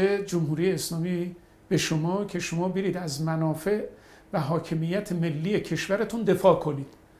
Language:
Persian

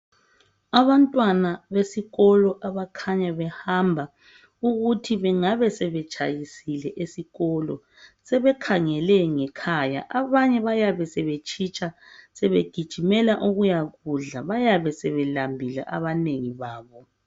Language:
North Ndebele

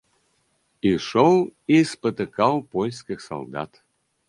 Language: Belarusian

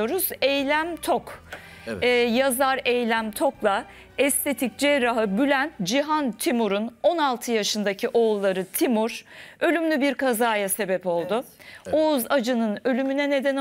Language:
Turkish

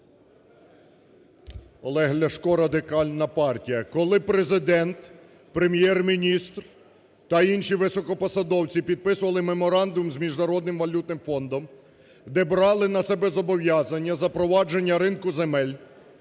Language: Ukrainian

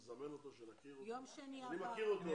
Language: Hebrew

